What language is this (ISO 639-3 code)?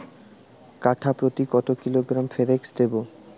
ben